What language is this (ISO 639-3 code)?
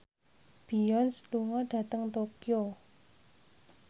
jav